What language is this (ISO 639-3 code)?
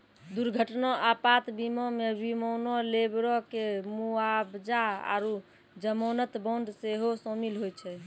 mai